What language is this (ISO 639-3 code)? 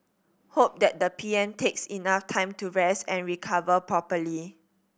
eng